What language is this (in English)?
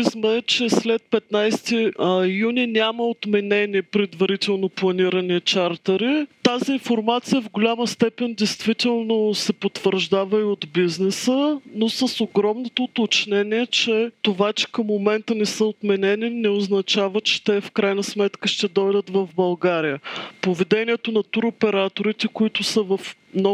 Bulgarian